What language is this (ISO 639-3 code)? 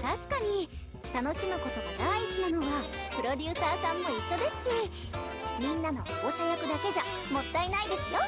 jpn